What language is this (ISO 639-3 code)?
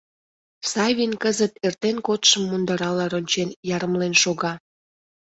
chm